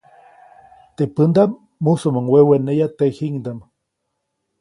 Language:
Copainalá Zoque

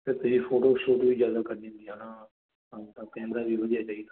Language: Punjabi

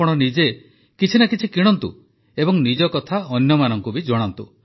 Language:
Odia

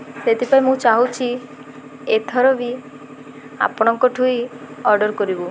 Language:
Odia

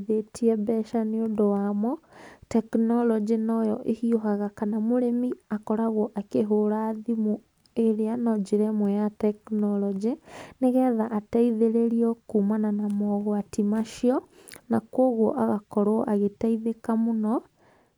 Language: Kikuyu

